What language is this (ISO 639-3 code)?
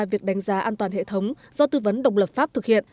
vie